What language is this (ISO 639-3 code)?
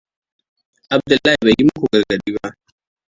hau